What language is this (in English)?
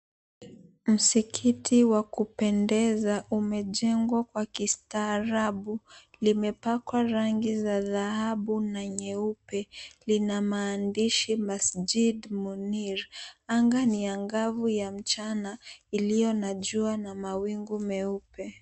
Swahili